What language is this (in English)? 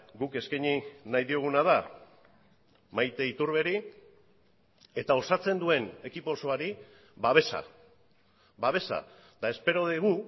Basque